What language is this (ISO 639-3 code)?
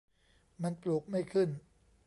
tha